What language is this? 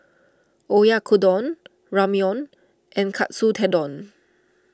English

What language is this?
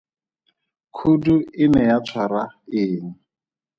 Tswana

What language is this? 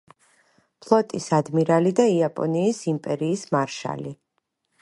Georgian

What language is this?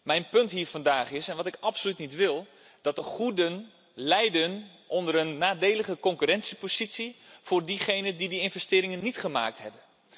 Dutch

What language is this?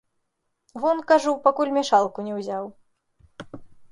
Belarusian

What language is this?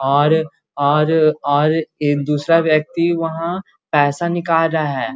Magahi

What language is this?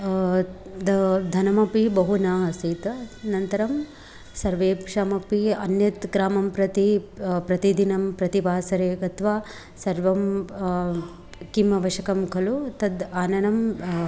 Sanskrit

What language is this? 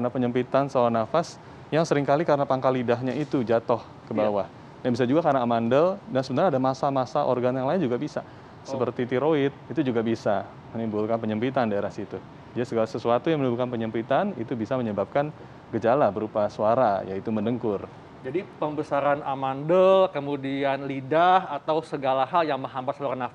Indonesian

